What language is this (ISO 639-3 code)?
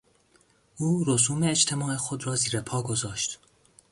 fas